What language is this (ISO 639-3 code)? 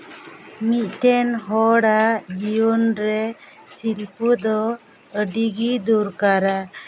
sat